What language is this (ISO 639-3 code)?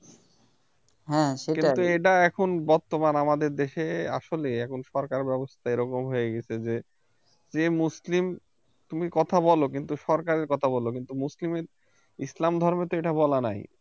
ben